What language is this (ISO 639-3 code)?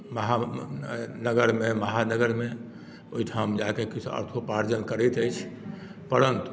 mai